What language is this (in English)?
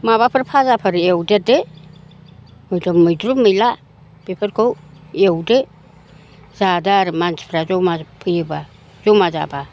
Bodo